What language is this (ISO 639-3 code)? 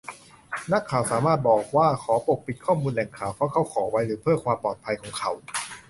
tha